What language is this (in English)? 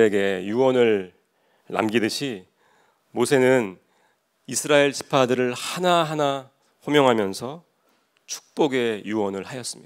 Korean